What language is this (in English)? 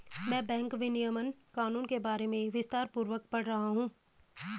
Hindi